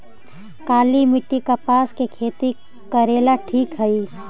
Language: Magahi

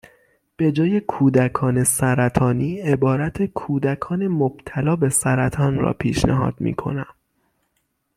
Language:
Persian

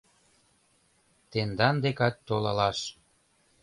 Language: Mari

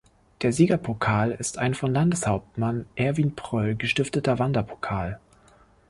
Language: German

